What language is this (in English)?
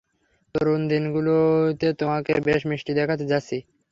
Bangla